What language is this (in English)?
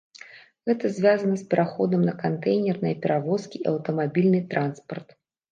Belarusian